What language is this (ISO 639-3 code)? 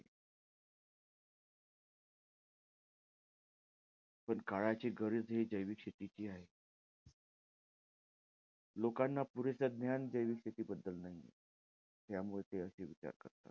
mar